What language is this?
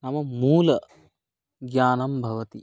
Sanskrit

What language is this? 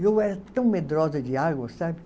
Portuguese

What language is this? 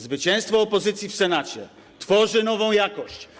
Polish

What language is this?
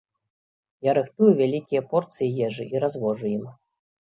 Belarusian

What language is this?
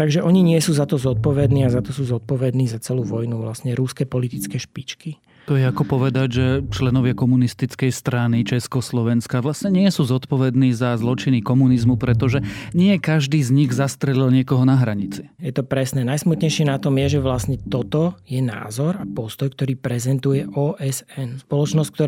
Slovak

